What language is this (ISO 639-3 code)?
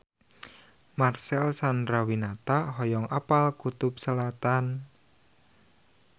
sun